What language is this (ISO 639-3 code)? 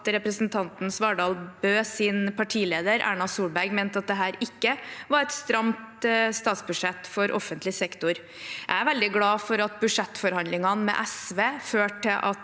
nor